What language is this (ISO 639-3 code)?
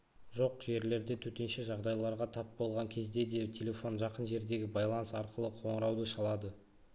kaz